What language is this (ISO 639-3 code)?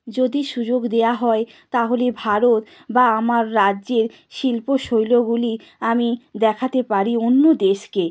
ben